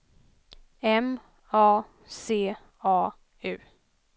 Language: Swedish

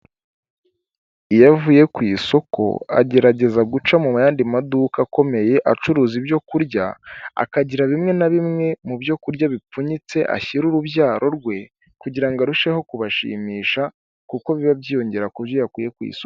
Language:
Kinyarwanda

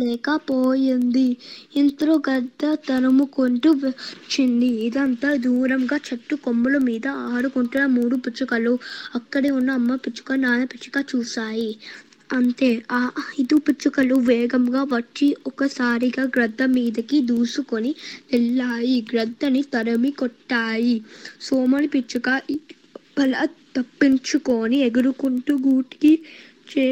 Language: Telugu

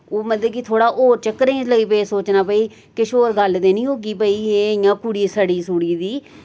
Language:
Dogri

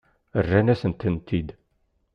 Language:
Kabyle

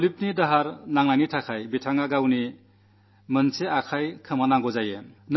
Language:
Malayalam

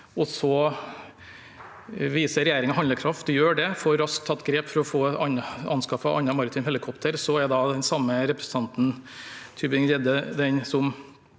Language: Norwegian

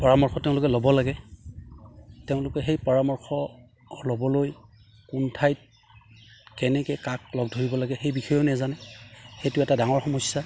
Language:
Assamese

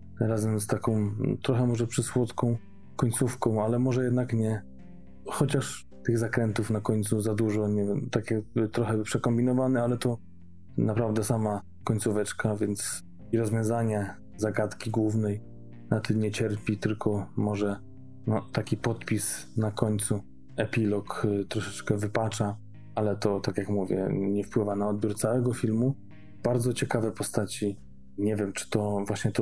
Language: Polish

